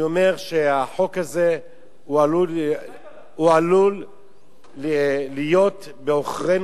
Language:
Hebrew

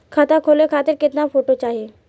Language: Bhojpuri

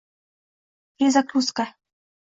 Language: Uzbek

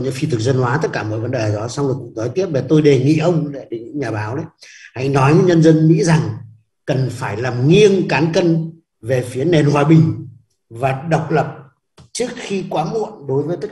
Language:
Vietnamese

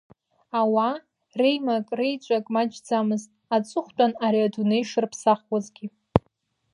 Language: Abkhazian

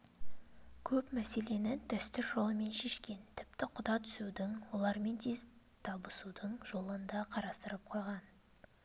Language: Kazakh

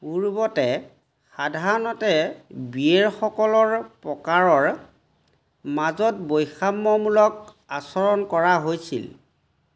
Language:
Assamese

